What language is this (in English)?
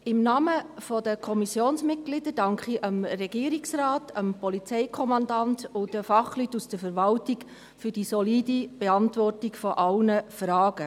Swiss German